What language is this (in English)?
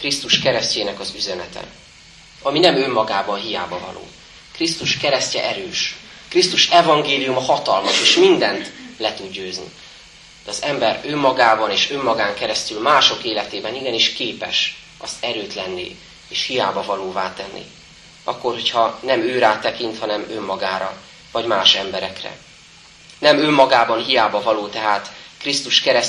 Hungarian